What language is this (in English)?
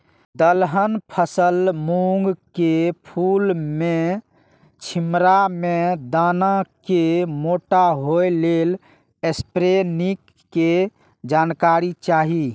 Maithili